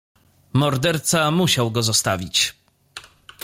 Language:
Polish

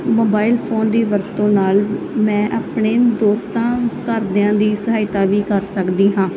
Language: Punjabi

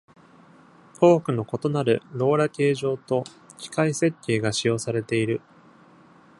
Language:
Japanese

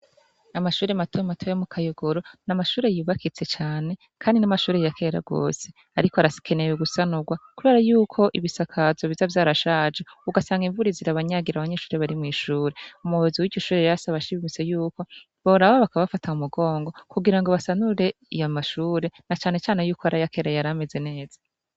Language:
Rundi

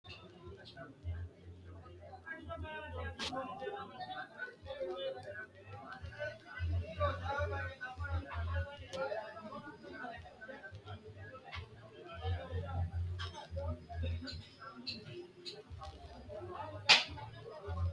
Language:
Sidamo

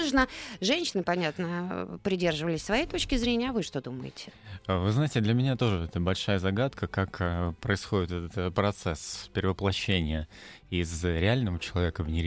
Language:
Russian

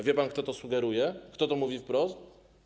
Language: Polish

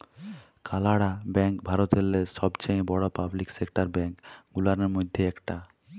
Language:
Bangla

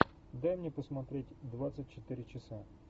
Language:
Russian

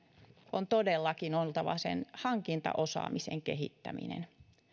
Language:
Finnish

